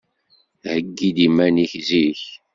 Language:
Kabyle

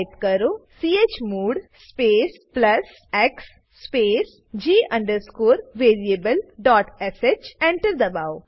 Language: Gujarati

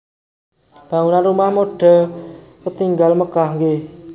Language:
Javanese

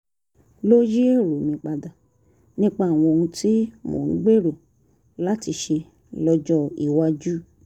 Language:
Yoruba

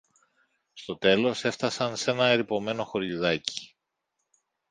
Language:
Greek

